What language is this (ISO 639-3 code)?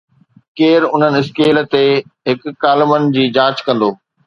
snd